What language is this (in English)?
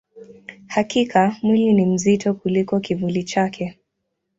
Swahili